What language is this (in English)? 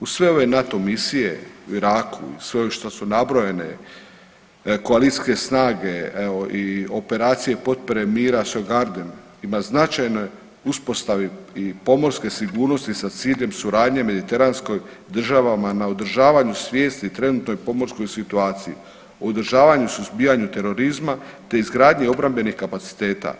Croatian